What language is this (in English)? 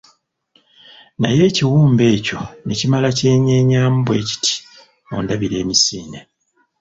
Ganda